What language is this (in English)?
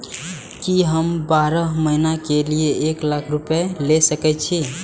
Maithili